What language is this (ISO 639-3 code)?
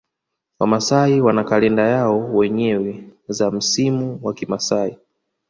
swa